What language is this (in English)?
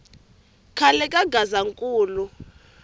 Tsonga